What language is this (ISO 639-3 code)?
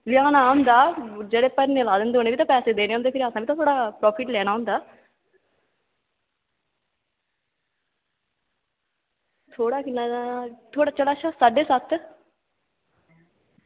doi